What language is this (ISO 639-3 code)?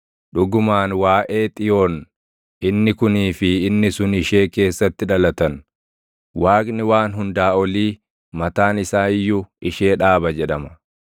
orm